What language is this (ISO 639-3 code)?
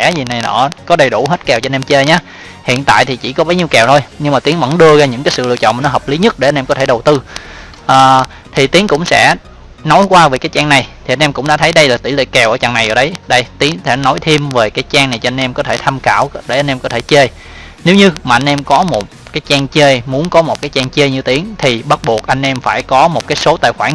vie